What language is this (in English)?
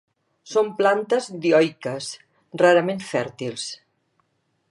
Catalan